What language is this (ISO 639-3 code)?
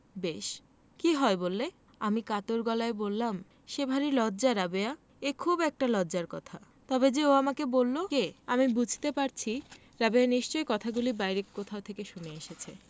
ben